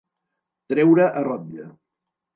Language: Catalan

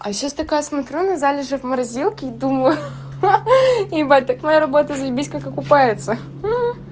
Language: Russian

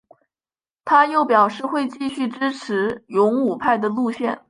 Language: Chinese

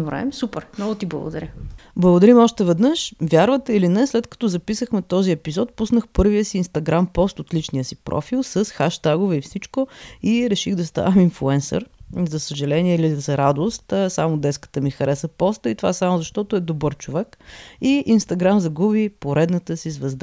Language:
Bulgarian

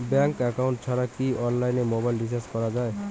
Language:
Bangla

